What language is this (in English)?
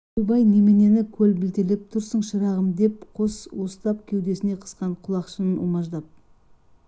Kazakh